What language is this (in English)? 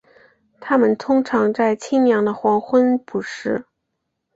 Chinese